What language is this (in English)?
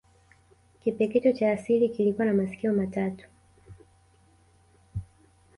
Swahili